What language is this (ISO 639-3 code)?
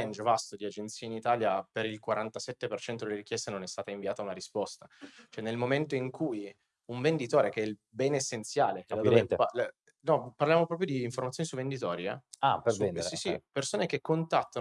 ita